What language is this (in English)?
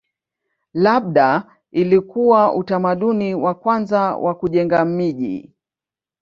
Swahili